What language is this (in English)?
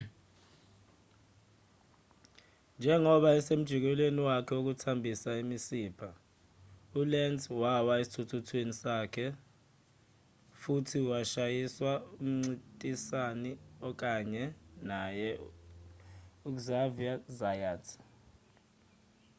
Zulu